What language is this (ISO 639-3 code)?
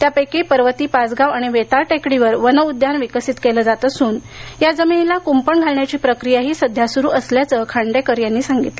mar